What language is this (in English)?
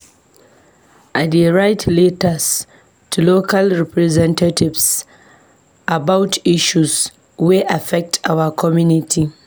Nigerian Pidgin